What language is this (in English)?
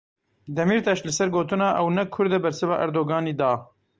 Kurdish